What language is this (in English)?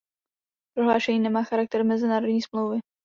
Czech